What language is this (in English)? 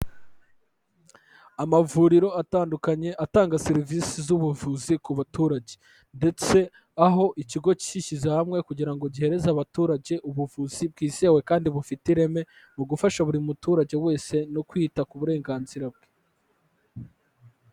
Kinyarwanda